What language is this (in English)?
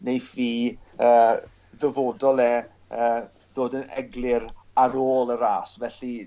Welsh